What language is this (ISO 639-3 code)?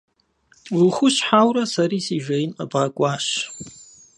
kbd